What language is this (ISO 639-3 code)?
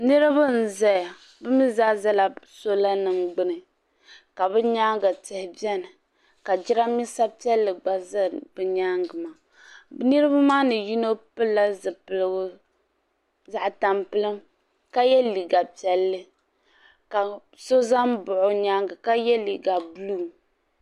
dag